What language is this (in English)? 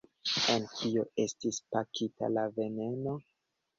Esperanto